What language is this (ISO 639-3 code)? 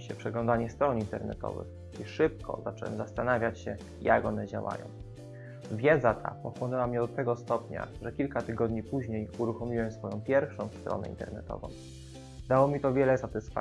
pol